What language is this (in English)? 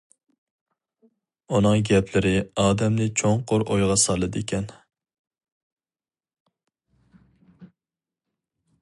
Uyghur